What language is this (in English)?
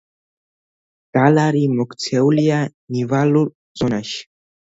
Georgian